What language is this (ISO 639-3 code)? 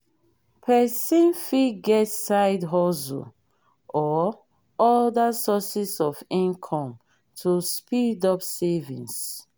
pcm